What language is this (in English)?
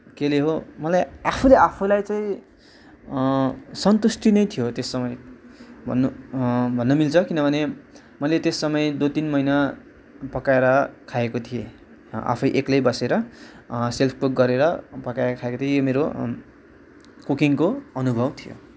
Nepali